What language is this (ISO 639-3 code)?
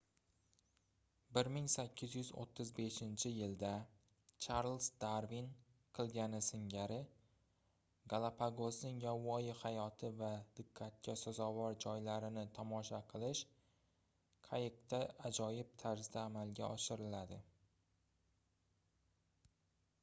uzb